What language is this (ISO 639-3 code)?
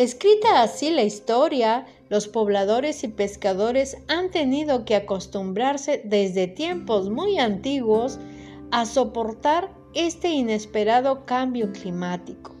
spa